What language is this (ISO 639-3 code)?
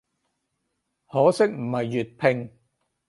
yue